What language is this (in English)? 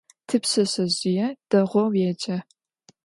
Adyghe